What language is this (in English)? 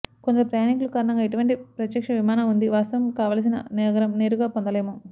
Telugu